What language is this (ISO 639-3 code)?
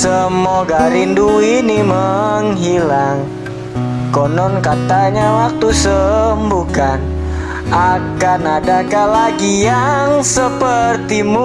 ind